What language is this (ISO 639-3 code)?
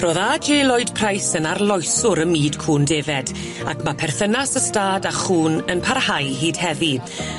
cym